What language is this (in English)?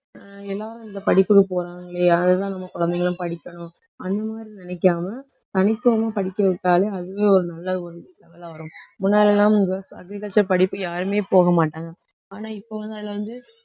Tamil